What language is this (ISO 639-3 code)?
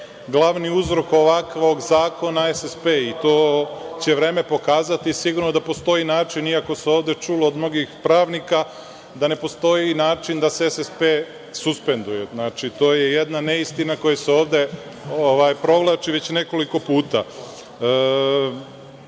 srp